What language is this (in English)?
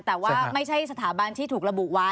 Thai